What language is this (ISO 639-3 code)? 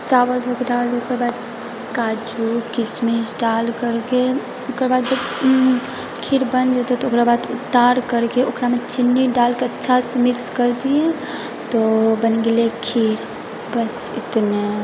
mai